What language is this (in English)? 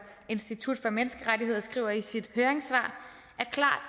Danish